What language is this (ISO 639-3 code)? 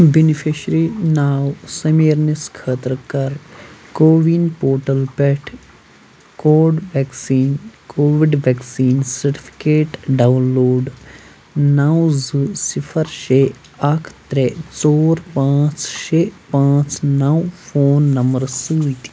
kas